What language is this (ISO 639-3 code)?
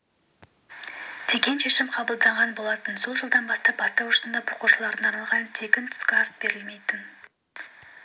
kaz